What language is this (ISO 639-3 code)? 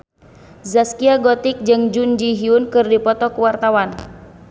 sun